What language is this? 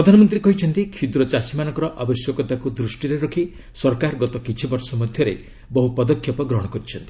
Odia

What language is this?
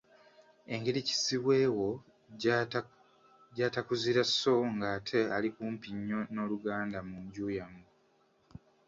Ganda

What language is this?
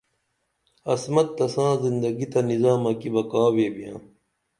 Dameli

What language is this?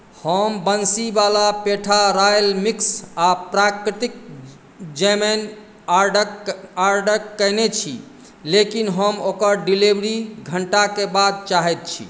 Maithili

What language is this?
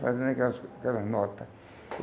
Portuguese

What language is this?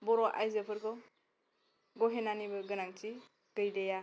Bodo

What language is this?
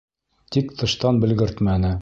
Bashkir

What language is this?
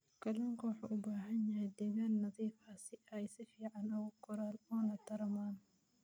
Somali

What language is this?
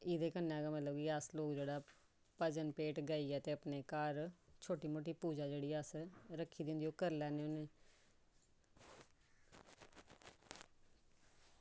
Dogri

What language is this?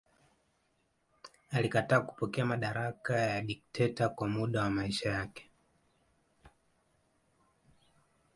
Swahili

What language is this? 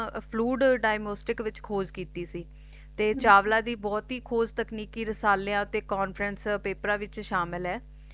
Punjabi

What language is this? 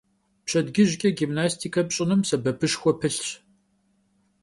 Kabardian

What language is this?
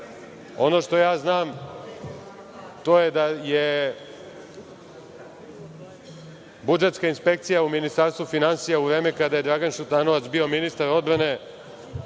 Serbian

